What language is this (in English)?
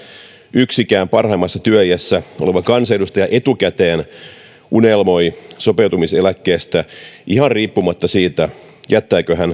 Finnish